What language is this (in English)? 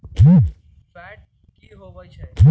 Magahi